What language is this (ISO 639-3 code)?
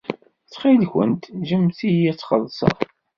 kab